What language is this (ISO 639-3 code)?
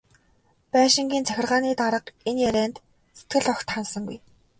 mon